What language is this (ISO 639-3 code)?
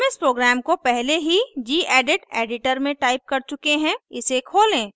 hin